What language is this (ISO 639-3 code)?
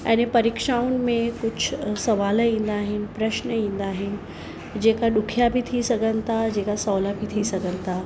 snd